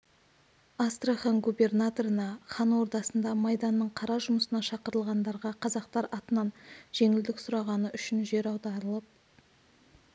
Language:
Kazakh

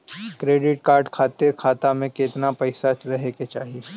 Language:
Bhojpuri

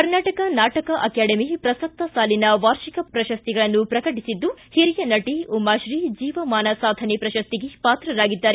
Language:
Kannada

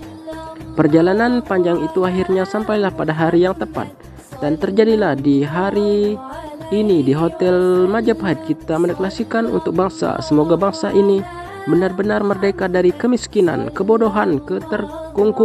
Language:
Indonesian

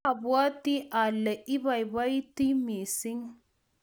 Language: Kalenjin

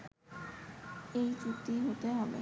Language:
Bangla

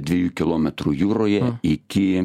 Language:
Lithuanian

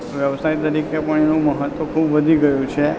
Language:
Gujarati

